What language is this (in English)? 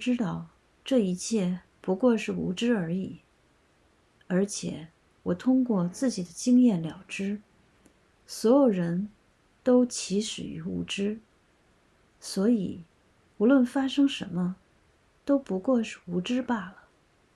Chinese